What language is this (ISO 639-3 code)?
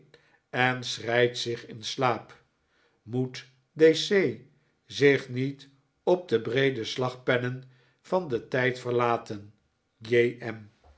nld